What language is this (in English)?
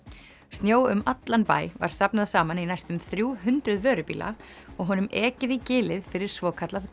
Icelandic